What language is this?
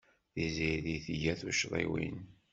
Kabyle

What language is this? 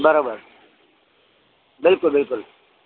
Sindhi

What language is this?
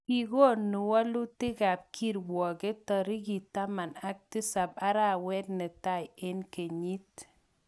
Kalenjin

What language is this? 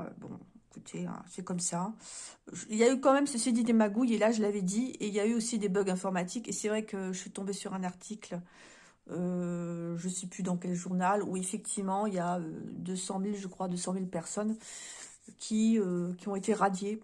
French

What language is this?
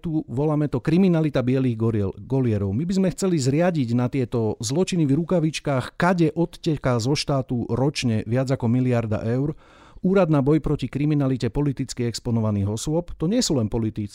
Slovak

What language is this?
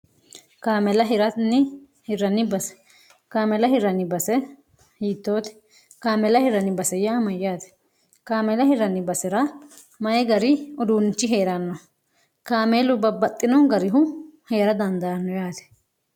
Sidamo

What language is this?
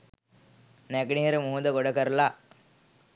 Sinhala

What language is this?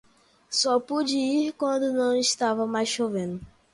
Portuguese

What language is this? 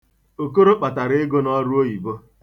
Igbo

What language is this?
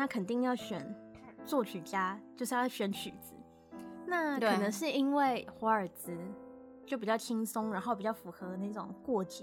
Chinese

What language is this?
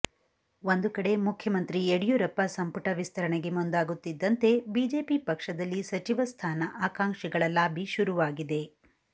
Kannada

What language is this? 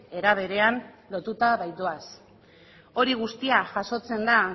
Basque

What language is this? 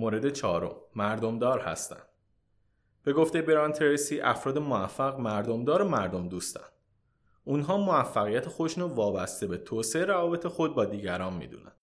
Persian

